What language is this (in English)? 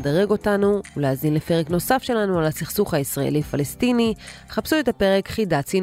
Hebrew